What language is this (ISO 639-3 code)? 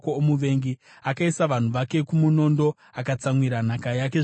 sna